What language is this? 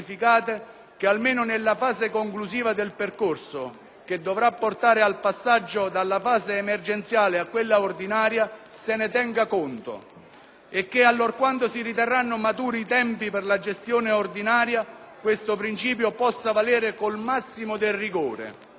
Italian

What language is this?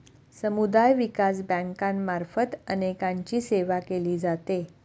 Marathi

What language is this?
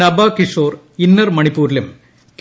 Malayalam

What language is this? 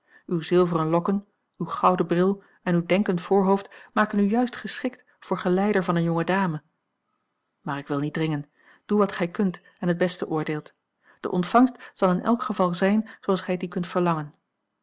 Dutch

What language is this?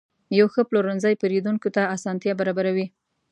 Pashto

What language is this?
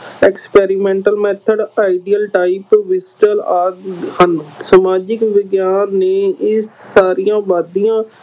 Punjabi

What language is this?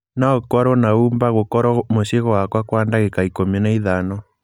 Kikuyu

